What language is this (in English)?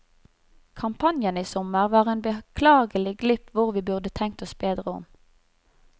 Norwegian